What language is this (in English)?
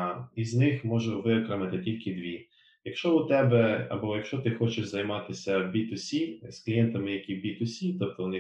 Ukrainian